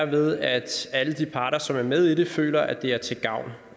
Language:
Danish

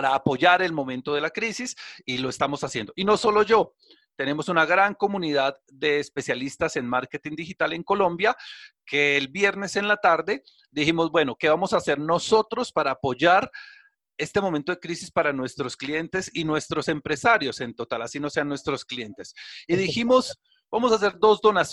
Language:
Spanish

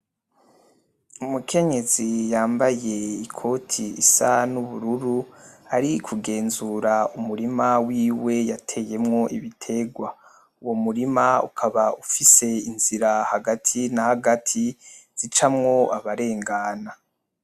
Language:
Rundi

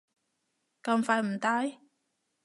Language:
Cantonese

